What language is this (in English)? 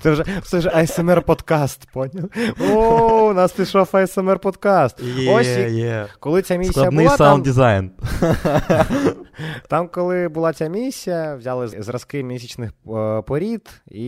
Ukrainian